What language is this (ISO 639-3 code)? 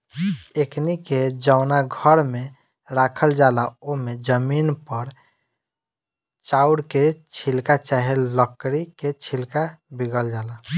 bho